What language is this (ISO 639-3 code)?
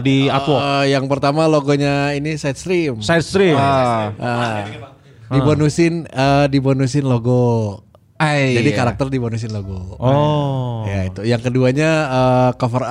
ind